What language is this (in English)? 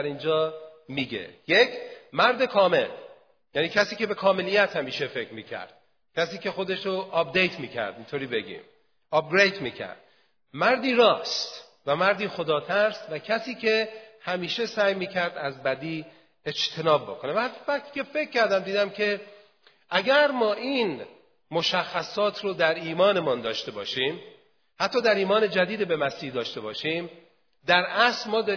Persian